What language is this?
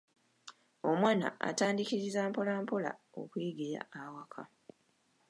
Ganda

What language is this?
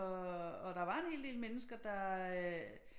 Danish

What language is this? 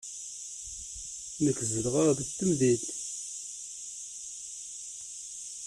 Kabyle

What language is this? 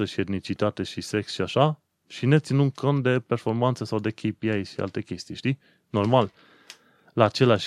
Romanian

